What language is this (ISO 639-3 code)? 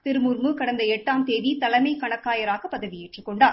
tam